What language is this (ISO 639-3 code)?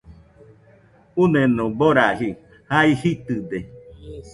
hux